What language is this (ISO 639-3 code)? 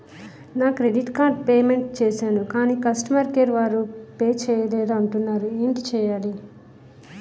tel